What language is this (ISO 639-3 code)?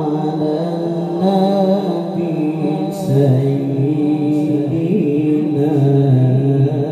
ind